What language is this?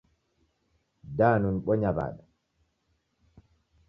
Taita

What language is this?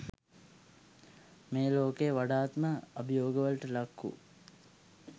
Sinhala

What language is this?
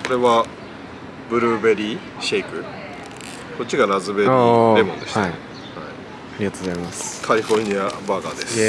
Japanese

